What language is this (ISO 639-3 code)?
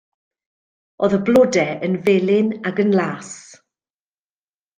cym